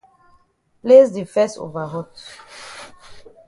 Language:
Cameroon Pidgin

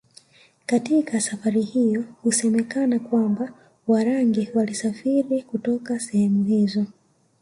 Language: Swahili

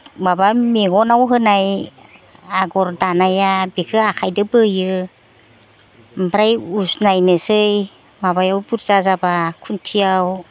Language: Bodo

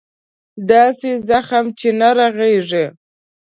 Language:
Pashto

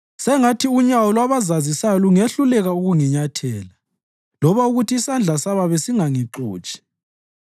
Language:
North Ndebele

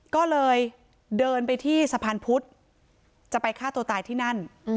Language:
Thai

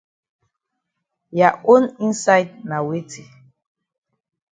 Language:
Cameroon Pidgin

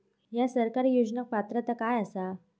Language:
Marathi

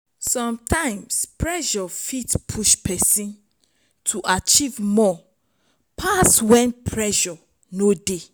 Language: Nigerian Pidgin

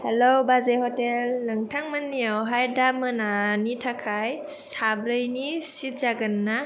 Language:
Bodo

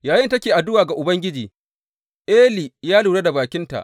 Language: Hausa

